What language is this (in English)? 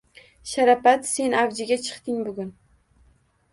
Uzbek